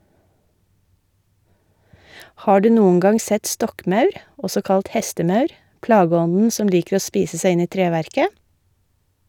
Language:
Norwegian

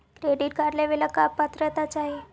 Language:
Magahi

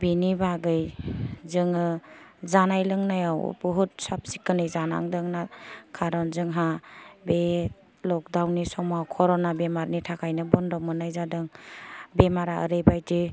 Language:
Bodo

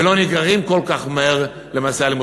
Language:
Hebrew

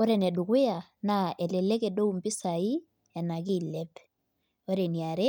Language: Masai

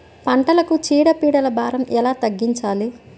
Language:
Telugu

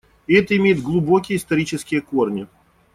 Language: Russian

